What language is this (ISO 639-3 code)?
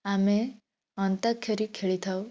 ori